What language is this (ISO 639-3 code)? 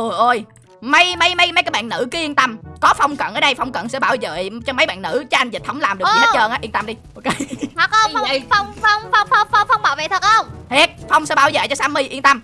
vie